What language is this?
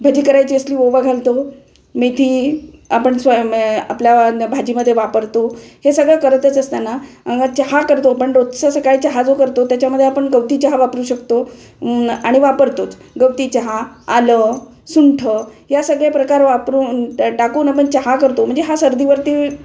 Marathi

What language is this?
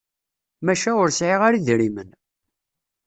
Kabyle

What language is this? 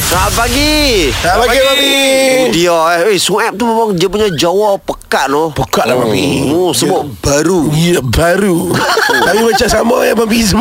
Malay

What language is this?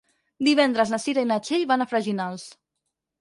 Catalan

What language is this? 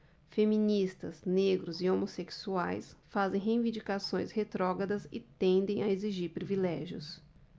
Portuguese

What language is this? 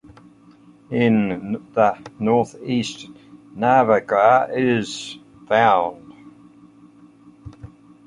English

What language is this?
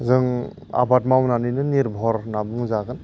Bodo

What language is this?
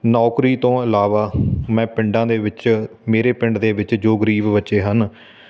Punjabi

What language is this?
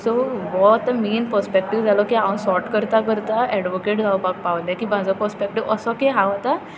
Konkani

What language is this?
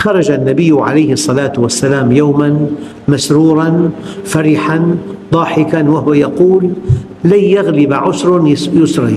Arabic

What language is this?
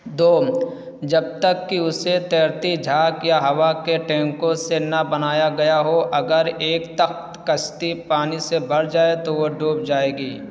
Urdu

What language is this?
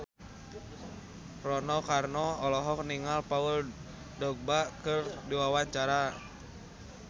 Sundanese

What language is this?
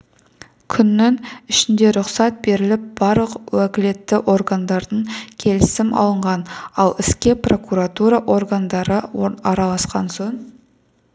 Kazakh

